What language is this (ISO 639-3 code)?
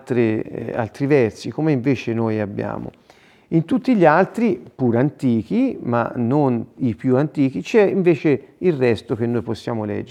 ita